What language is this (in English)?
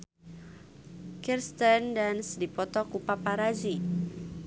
Sundanese